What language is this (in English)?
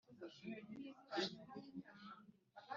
Kinyarwanda